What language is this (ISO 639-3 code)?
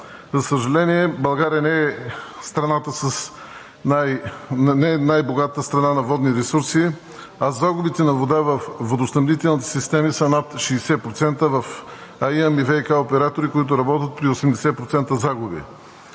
bul